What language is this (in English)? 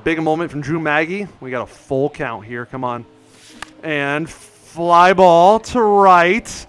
English